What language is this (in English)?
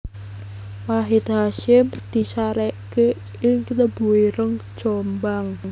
Javanese